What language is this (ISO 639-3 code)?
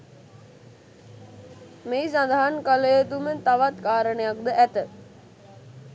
sin